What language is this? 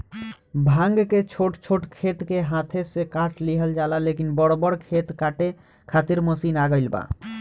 Bhojpuri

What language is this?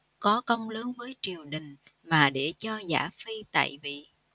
Vietnamese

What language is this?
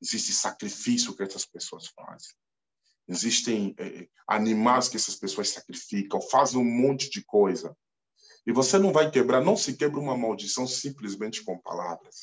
Portuguese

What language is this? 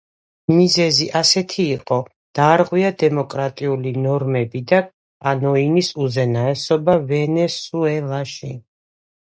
Georgian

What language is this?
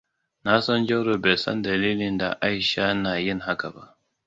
Hausa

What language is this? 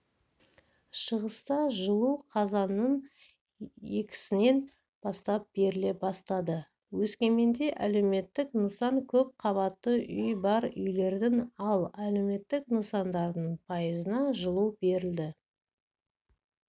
Kazakh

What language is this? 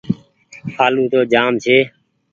Goaria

